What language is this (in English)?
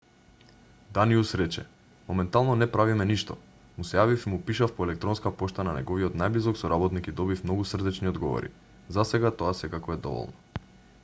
Macedonian